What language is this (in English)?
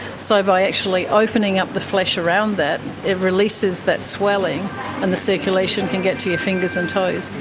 English